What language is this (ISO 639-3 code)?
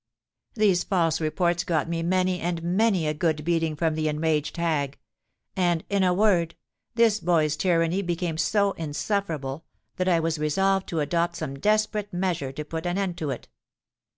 eng